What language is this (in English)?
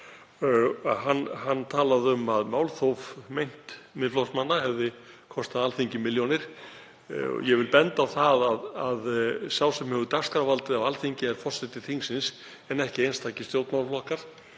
Icelandic